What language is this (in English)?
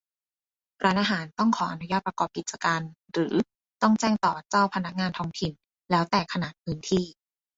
Thai